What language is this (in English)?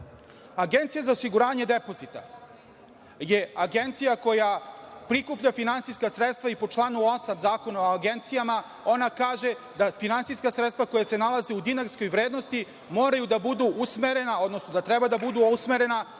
Serbian